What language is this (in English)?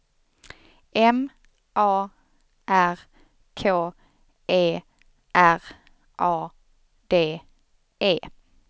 Swedish